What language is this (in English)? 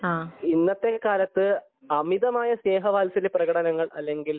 Malayalam